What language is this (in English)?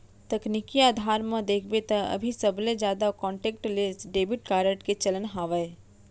Chhattisgarhi